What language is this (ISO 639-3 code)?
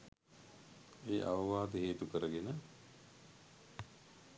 sin